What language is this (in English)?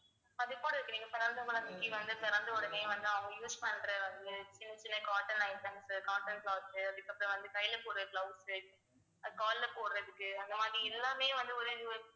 Tamil